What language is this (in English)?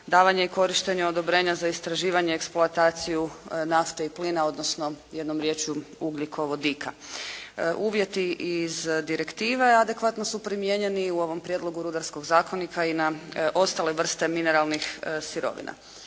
Croatian